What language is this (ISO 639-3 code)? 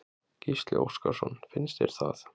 isl